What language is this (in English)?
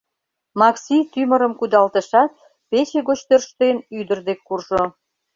Mari